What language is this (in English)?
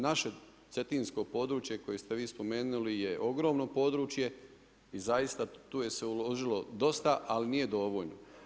Croatian